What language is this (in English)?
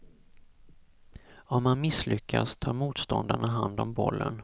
Swedish